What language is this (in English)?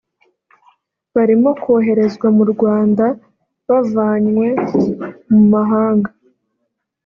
Kinyarwanda